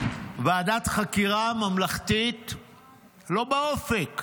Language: Hebrew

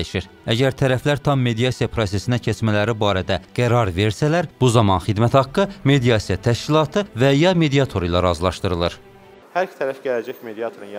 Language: Turkish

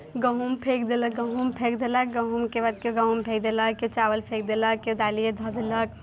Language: Maithili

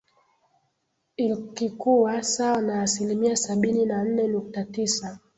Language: Swahili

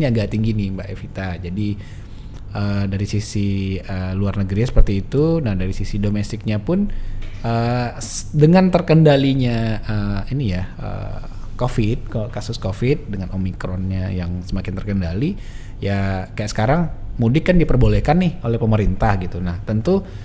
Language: Indonesian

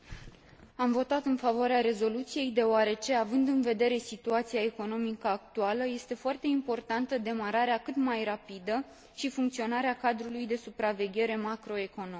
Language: Romanian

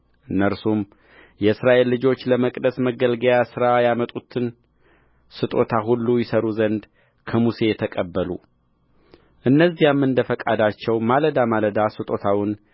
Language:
Amharic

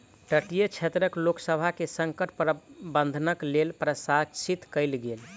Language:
Maithili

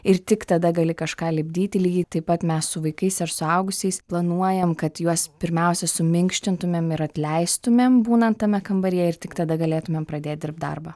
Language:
Lithuanian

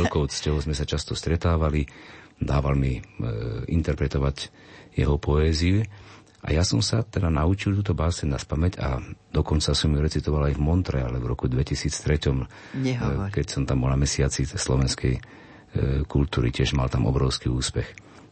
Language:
Slovak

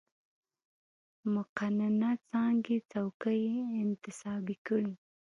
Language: Pashto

